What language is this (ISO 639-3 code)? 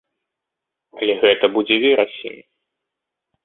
bel